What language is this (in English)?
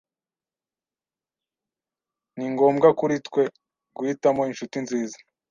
Kinyarwanda